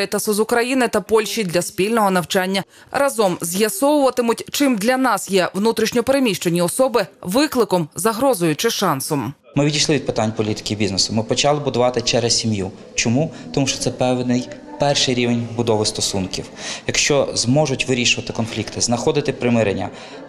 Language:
Ukrainian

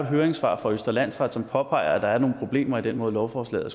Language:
Danish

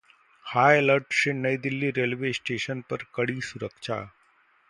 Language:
Hindi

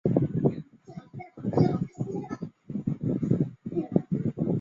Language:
Chinese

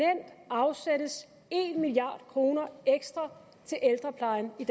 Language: Danish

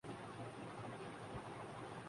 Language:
Urdu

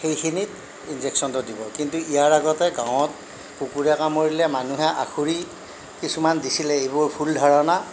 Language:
Assamese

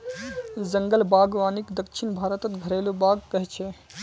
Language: Magahi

